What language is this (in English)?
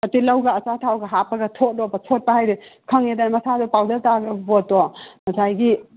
Manipuri